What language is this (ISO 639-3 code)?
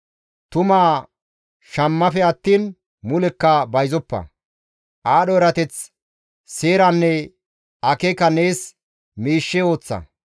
gmv